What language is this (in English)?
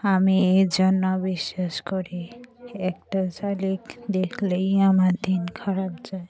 Bangla